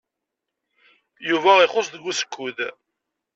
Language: Kabyle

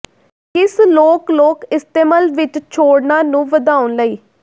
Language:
Punjabi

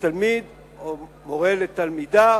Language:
Hebrew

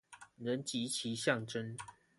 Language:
Chinese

